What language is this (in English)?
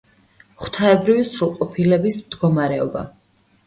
Georgian